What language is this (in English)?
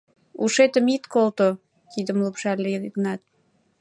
Mari